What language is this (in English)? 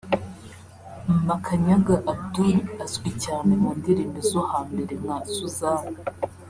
Kinyarwanda